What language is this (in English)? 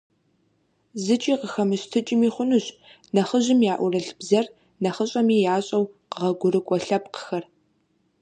Kabardian